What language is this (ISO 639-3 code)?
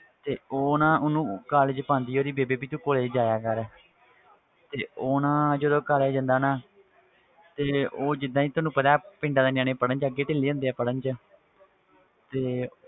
pan